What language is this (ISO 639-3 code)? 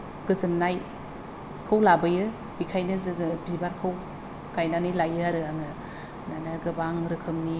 brx